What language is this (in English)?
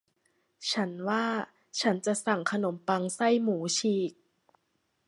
Thai